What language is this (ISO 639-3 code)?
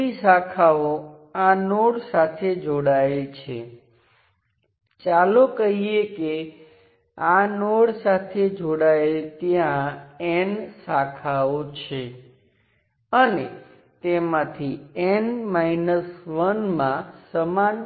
guj